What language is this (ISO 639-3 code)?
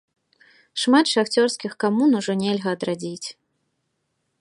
bel